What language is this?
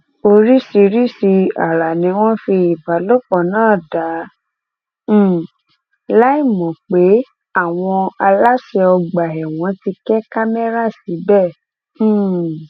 Yoruba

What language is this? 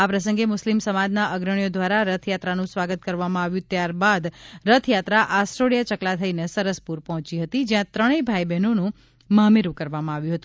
Gujarati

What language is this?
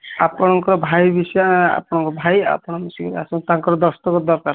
Odia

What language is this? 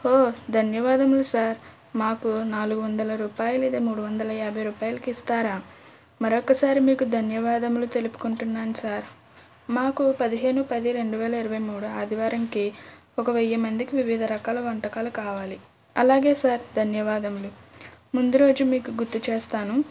Telugu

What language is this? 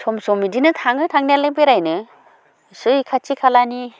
Bodo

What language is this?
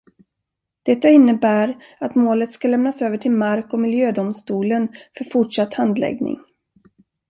Swedish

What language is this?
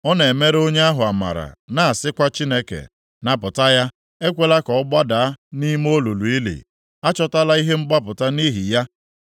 Igbo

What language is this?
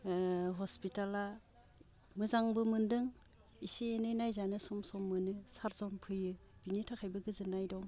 Bodo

